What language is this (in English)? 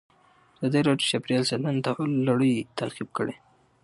Pashto